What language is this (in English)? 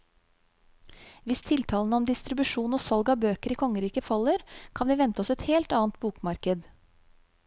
Norwegian